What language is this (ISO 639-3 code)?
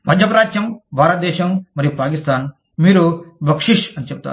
tel